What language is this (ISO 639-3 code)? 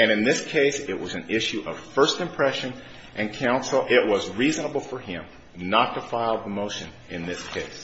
eng